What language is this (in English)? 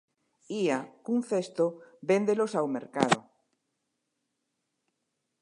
Galician